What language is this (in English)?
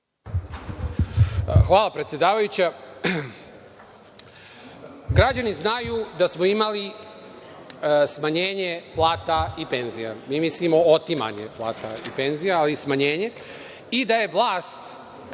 Serbian